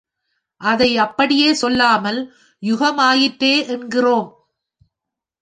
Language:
Tamil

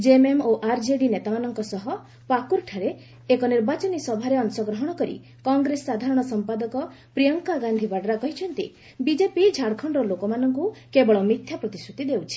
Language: Odia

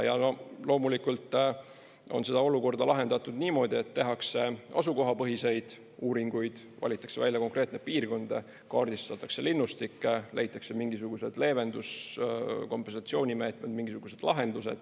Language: Estonian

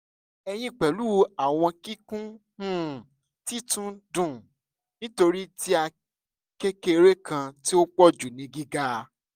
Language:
Yoruba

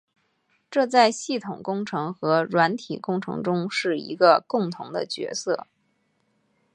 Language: Chinese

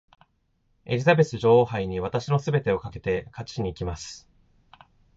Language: Japanese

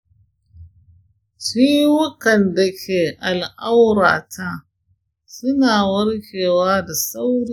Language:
Hausa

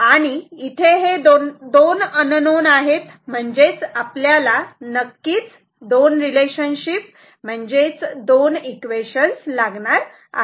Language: Marathi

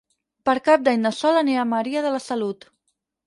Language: Catalan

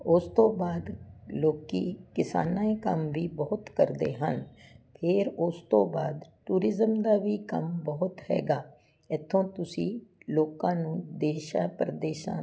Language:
Punjabi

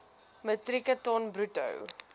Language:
Afrikaans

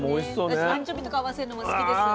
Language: Japanese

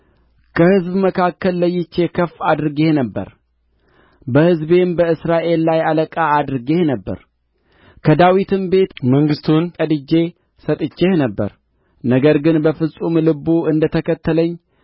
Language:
Amharic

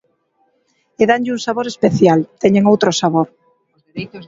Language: Galician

